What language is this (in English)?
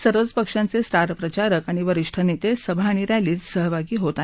Marathi